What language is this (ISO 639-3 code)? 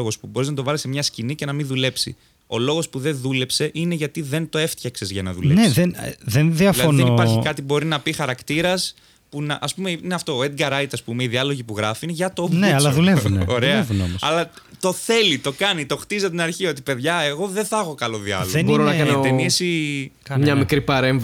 ell